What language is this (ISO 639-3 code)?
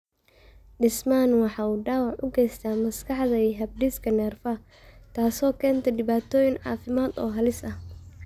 som